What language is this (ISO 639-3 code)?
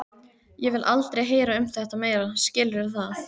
isl